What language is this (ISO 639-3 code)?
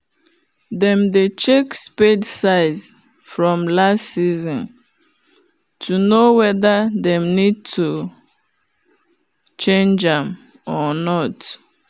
pcm